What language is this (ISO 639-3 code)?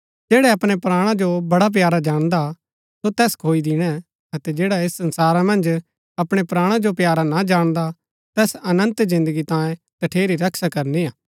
gbk